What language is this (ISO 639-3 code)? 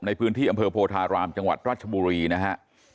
tha